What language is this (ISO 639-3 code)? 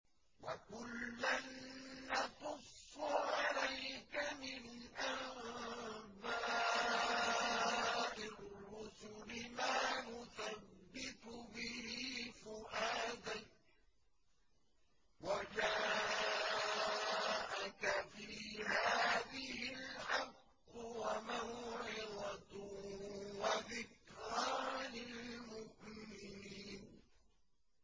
ara